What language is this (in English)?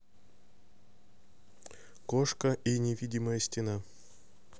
Russian